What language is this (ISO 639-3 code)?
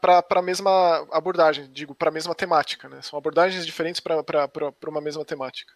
por